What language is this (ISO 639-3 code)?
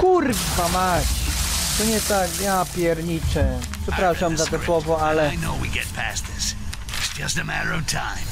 pol